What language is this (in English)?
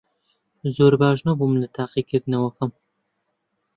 Central Kurdish